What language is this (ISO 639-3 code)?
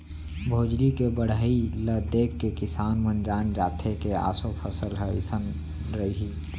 hne